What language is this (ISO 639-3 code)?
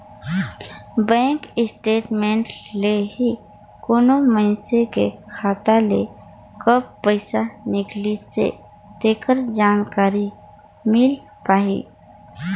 hne